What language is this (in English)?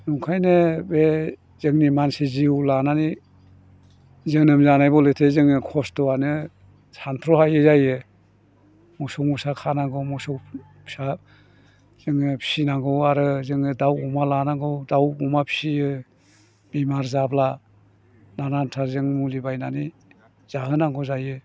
Bodo